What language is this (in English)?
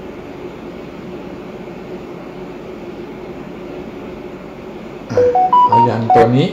Thai